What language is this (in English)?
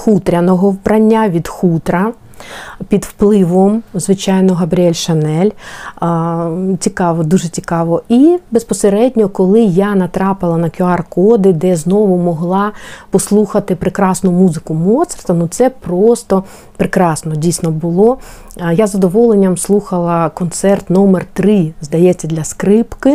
Ukrainian